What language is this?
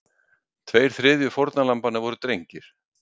Icelandic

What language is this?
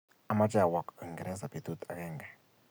Kalenjin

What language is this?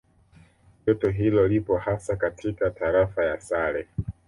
Swahili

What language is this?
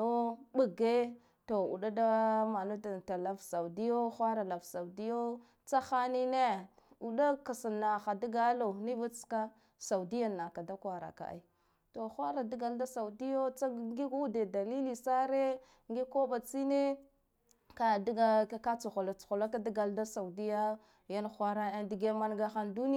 Guduf-Gava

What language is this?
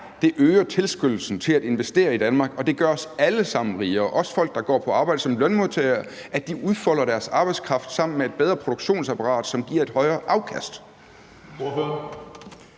Danish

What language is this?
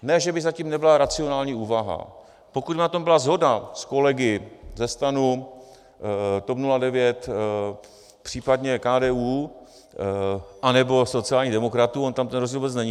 Czech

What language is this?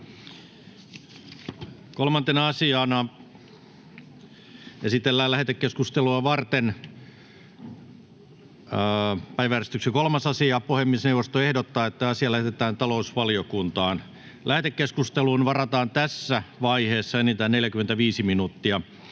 Finnish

